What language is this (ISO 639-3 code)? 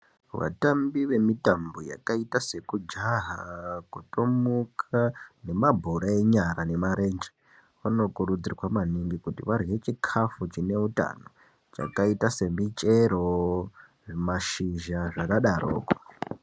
ndc